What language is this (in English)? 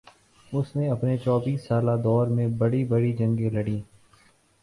Urdu